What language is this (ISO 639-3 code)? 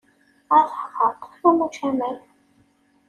kab